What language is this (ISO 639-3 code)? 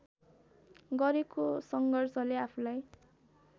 nep